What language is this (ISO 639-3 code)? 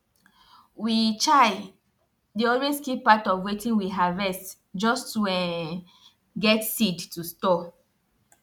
pcm